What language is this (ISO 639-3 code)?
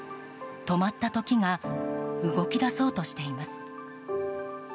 jpn